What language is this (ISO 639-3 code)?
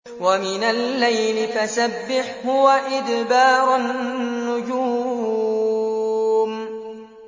ara